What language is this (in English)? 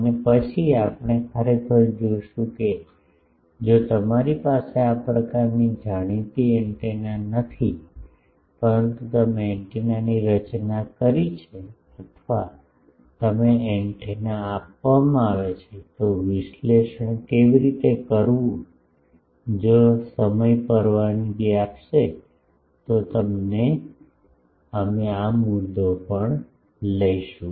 Gujarati